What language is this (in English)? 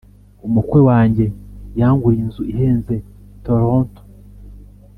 Kinyarwanda